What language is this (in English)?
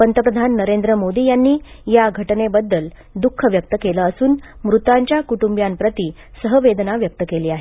Marathi